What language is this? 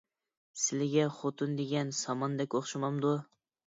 Uyghur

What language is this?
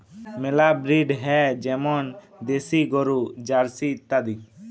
Bangla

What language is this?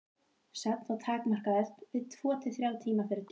Icelandic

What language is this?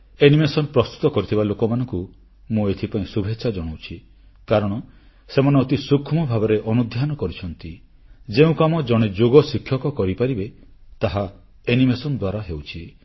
Odia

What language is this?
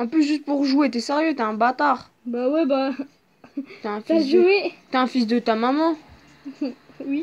French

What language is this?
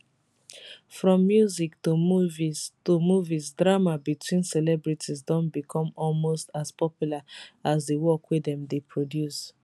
Nigerian Pidgin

